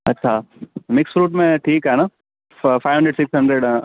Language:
Sindhi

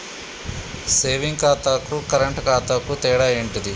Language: Telugu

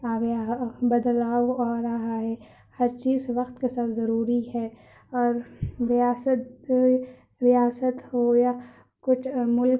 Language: Urdu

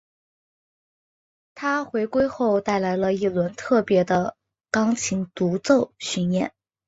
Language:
Chinese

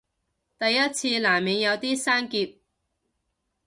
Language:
Cantonese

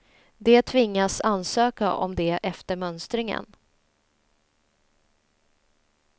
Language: Swedish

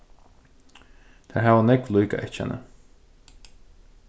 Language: Faroese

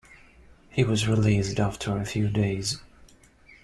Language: English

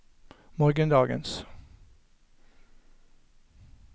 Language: Norwegian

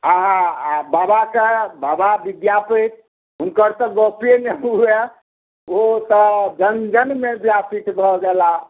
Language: Maithili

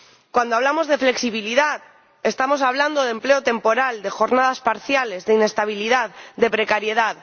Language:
Spanish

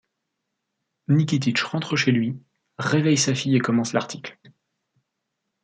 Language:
French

